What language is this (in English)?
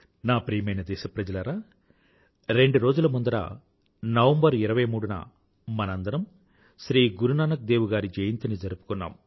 Telugu